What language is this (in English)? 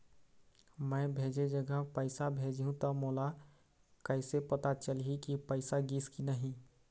Chhattisgarhi